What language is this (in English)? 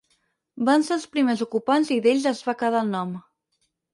Catalan